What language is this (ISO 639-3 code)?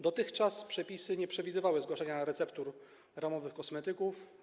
pol